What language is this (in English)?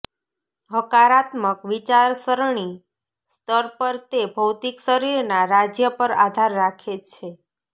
Gujarati